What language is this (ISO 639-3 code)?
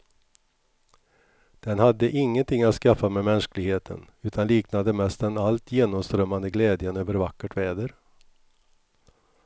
swe